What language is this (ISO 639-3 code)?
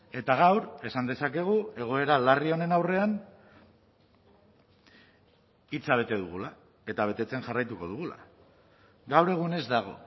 eus